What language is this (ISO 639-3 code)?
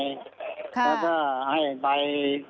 tha